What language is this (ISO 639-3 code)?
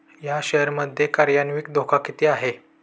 mar